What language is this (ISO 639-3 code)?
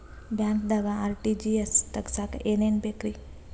kan